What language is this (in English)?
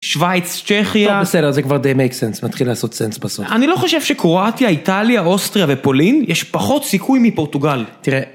Hebrew